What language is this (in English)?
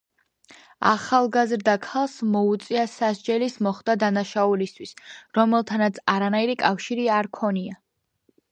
Georgian